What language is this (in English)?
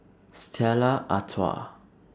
English